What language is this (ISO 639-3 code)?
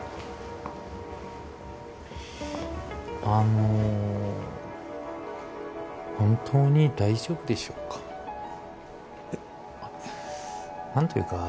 jpn